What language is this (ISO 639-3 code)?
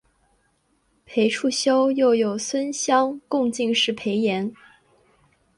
zho